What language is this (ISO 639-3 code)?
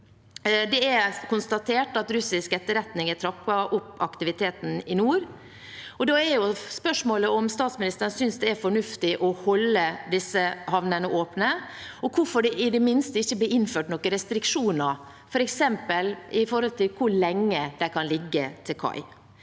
nor